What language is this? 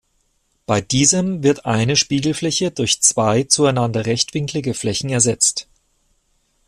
German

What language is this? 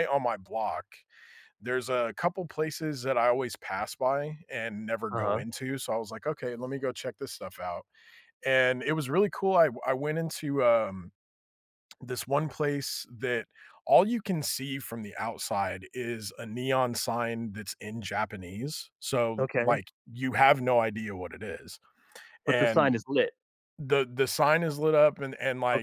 English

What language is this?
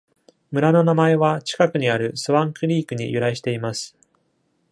Japanese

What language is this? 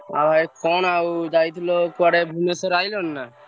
Odia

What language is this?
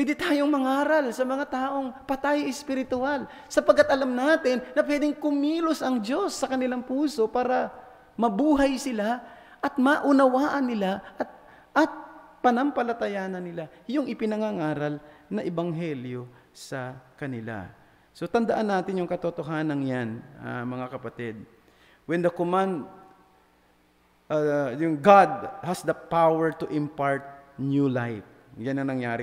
Filipino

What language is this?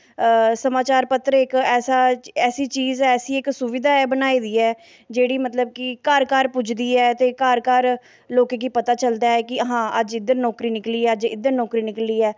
Dogri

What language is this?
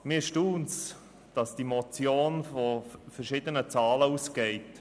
Swiss German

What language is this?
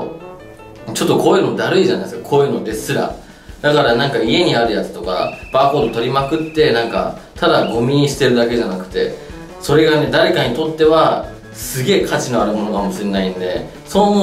Japanese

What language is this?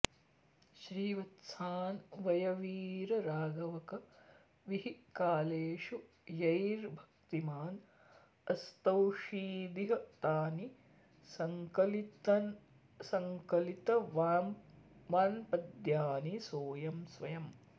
Sanskrit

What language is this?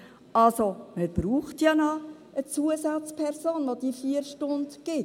Swiss German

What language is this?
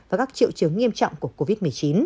Vietnamese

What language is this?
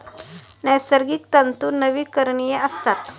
Marathi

